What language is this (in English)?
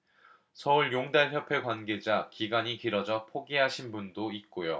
Korean